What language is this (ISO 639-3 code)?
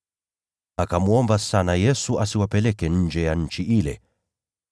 swa